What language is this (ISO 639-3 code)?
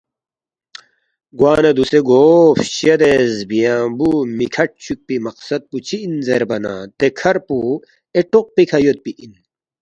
bft